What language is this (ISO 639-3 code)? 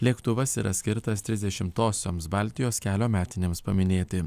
lit